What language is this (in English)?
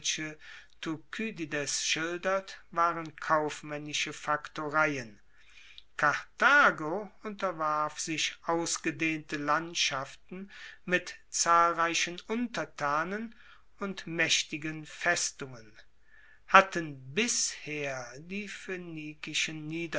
German